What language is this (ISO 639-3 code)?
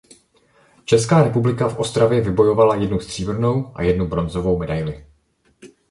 ces